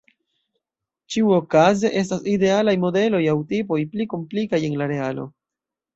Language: Esperanto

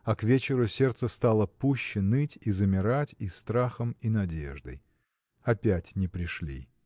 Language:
Russian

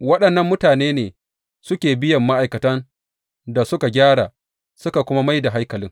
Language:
Hausa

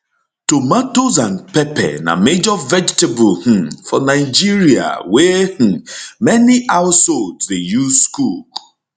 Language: Nigerian Pidgin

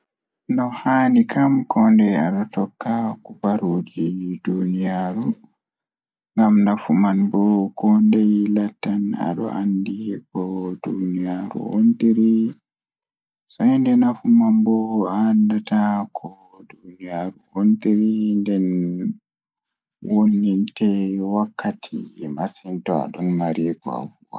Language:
Fula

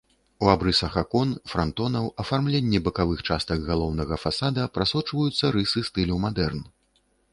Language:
Belarusian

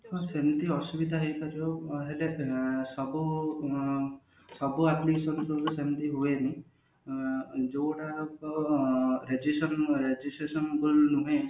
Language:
Odia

